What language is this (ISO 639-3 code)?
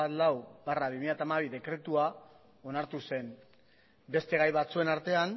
eus